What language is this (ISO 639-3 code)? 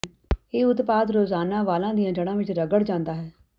pan